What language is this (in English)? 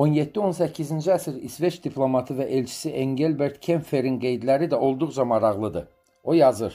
Turkish